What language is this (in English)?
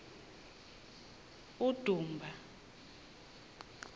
Xhosa